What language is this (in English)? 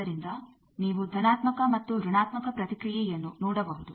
Kannada